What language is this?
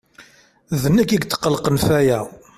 Kabyle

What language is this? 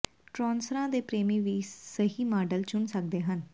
Punjabi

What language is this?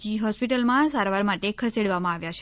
Gujarati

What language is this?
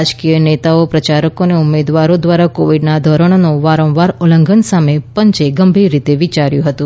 Gujarati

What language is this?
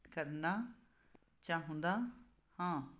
Punjabi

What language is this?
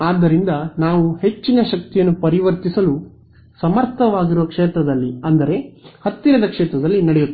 Kannada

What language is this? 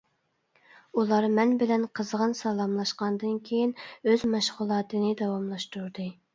Uyghur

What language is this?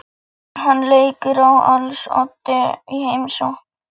Icelandic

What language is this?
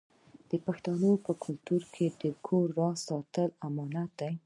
Pashto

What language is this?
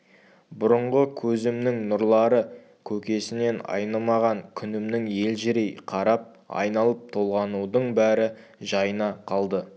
Kazakh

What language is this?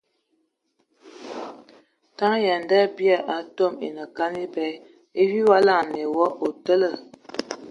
Ewondo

